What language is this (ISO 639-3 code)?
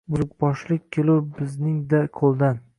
uzb